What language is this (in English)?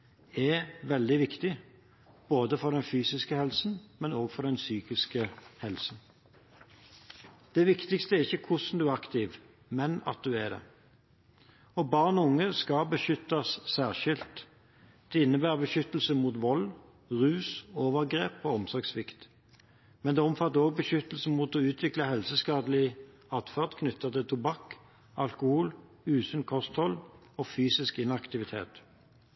Norwegian Bokmål